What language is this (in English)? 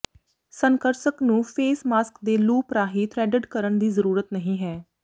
Punjabi